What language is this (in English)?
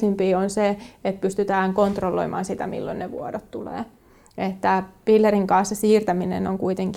Finnish